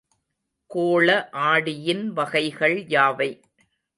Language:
Tamil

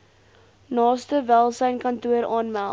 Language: Afrikaans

